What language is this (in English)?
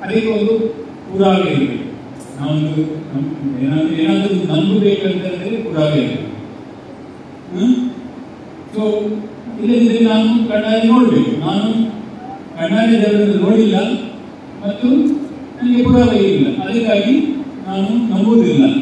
Kannada